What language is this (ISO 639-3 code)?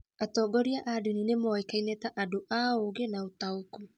kik